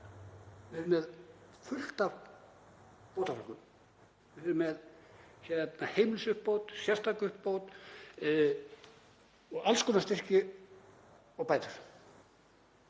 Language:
Icelandic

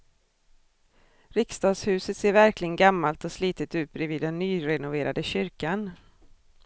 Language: Swedish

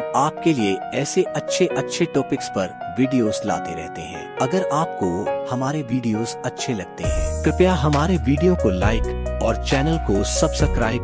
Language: Hindi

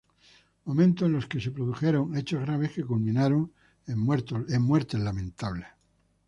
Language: Spanish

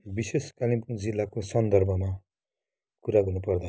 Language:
Nepali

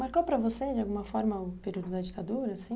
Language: Portuguese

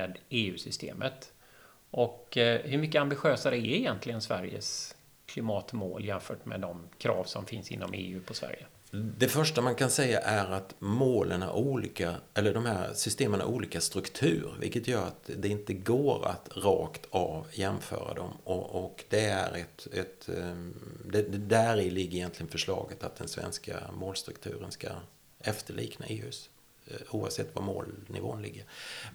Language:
Swedish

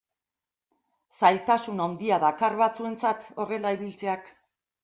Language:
Basque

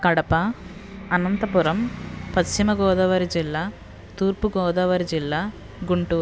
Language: Telugu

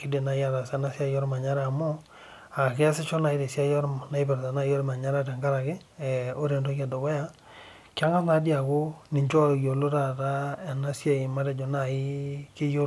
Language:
Masai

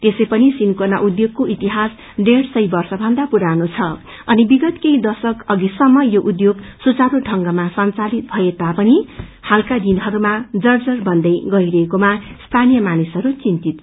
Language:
Nepali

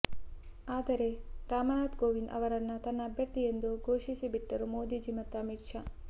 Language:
Kannada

